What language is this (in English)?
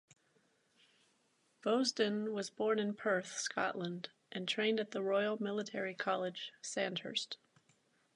English